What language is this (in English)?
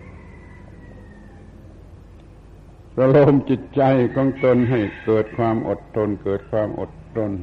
Thai